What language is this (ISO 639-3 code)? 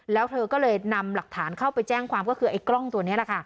tha